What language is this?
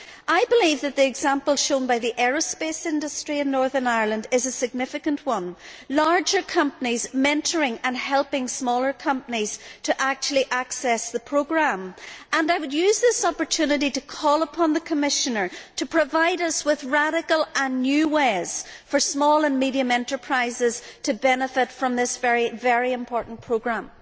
English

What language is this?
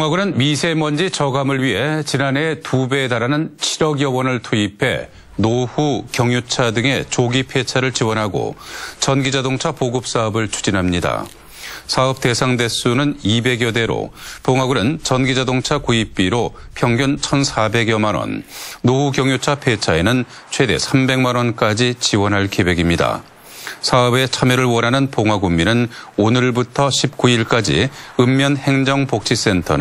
Korean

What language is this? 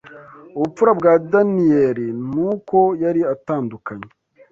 Kinyarwanda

